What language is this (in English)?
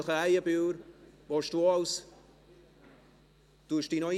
Swiss German